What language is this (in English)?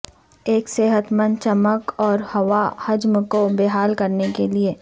Urdu